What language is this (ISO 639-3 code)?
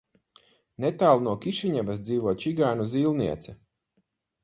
lav